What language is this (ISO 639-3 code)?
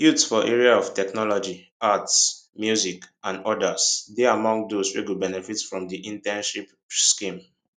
pcm